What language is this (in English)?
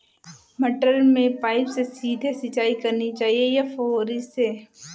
Hindi